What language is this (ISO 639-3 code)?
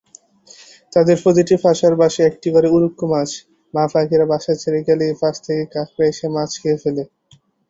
ben